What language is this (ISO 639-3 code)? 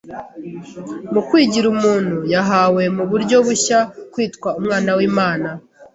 kin